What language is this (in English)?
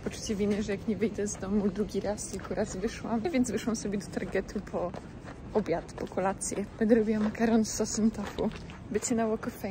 Polish